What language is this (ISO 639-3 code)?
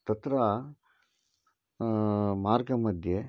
san